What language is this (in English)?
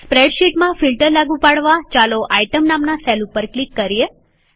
Gujarati